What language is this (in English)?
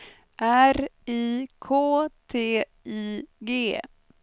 Swedish